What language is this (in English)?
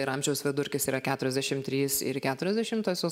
Lithuanian